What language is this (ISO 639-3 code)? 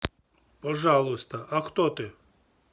rus